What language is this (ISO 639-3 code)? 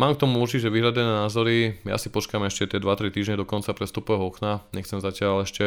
slk